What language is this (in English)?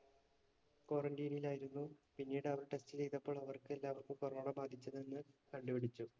Malayalam